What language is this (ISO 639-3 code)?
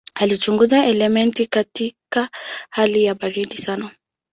swa